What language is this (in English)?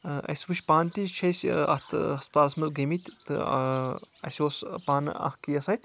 Kashmiri